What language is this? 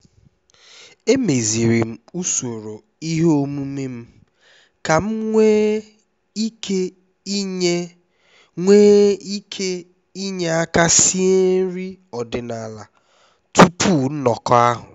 Igbo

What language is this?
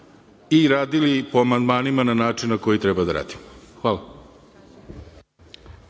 Serbian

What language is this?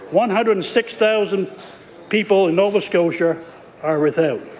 English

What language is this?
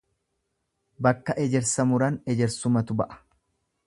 Oromo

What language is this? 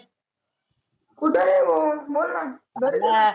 Marathi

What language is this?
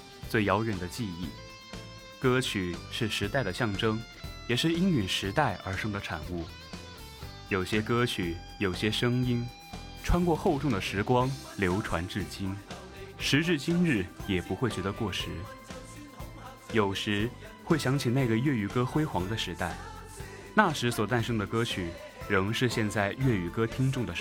Chinese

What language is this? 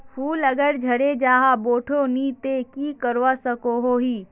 Magahi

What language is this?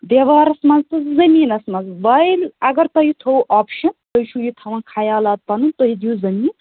Kashmiri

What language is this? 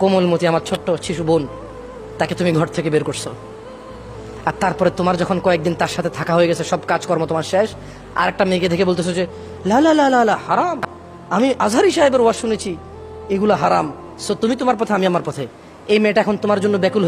Arabic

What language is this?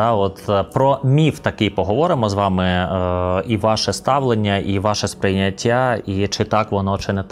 Ukrainian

